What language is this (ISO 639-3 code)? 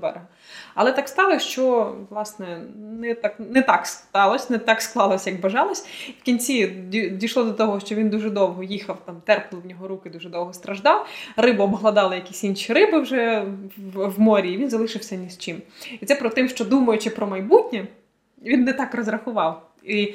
ukr